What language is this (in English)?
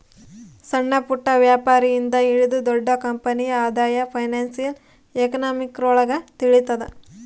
Kannada